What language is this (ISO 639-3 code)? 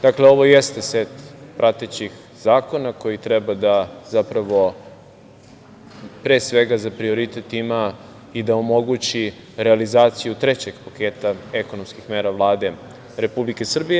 srp